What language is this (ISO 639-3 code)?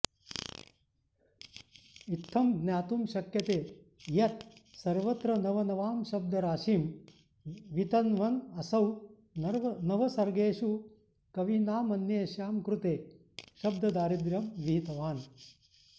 san